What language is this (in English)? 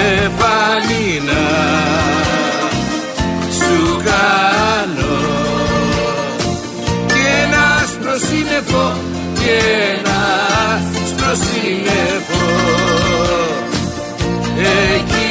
Greek